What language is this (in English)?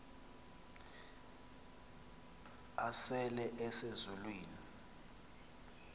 Xhosa